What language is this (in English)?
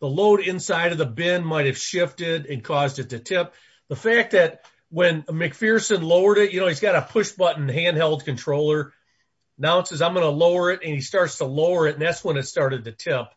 English